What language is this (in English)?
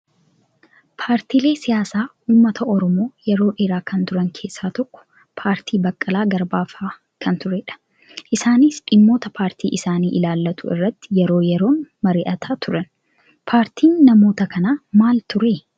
Oromo